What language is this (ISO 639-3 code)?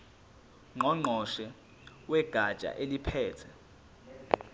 zul